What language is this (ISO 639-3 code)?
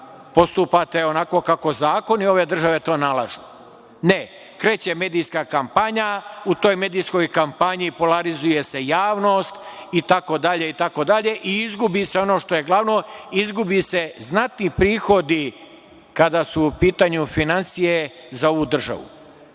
srp